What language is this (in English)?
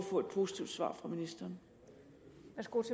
Danish